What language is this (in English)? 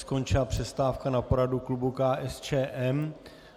Czech